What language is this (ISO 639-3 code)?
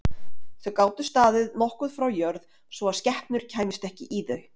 isl